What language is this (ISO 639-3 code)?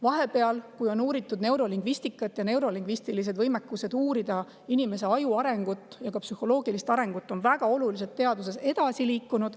est